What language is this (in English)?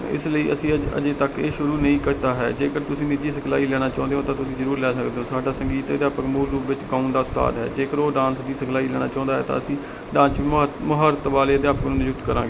Punjabi